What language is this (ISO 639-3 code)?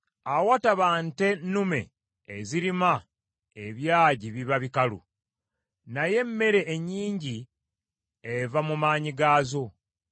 lug